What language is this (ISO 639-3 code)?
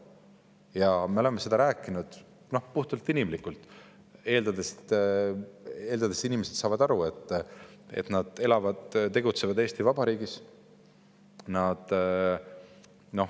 est